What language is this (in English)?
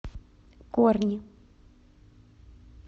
Russian